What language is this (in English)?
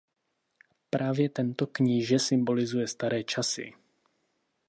Czech